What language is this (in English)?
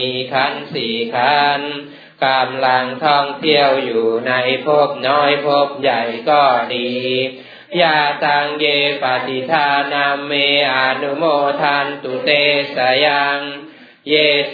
Thai